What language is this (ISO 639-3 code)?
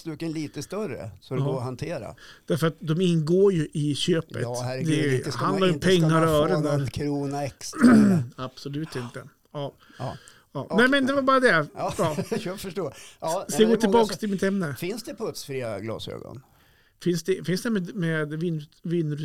swe